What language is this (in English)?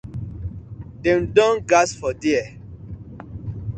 Nigerian Pidgin